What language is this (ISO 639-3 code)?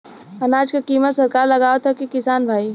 bho